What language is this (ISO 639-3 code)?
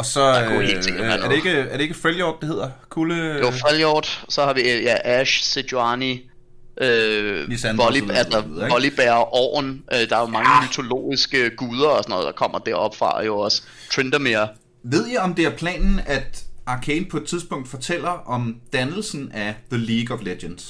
dan